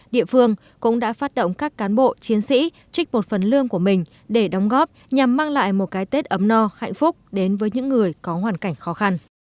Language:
Vietnamese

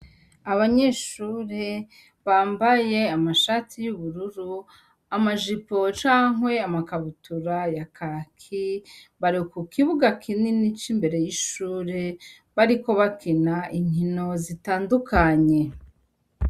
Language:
Rundi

